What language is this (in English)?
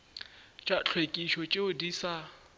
Northern Sotho